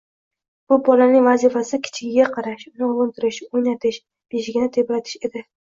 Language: Uzbek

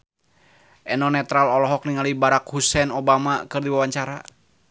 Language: Sundanese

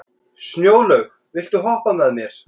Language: Icelandic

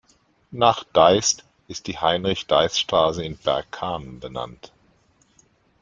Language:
German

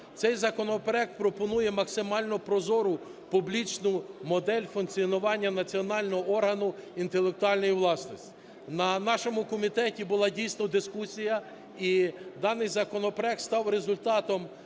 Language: Ukrainian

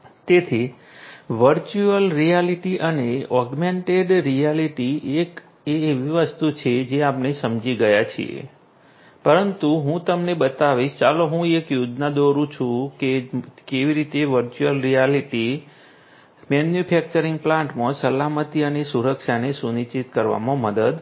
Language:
Gujarati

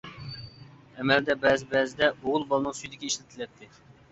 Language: Uyghur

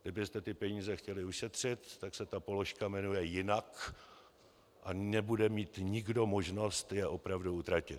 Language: Czech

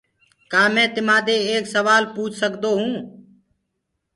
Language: Gurgula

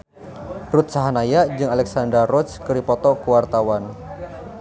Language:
Sundanese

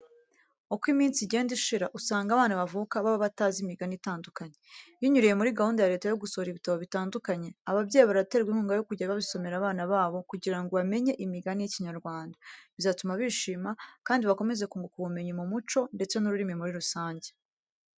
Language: Kinyarwanda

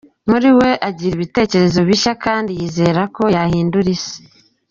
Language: Kinyarwanda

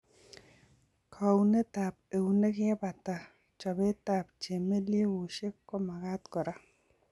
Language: Kalenjin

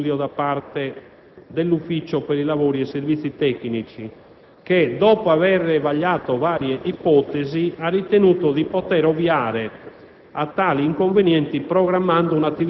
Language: Italian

